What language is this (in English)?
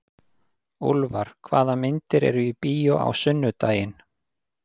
Icelandic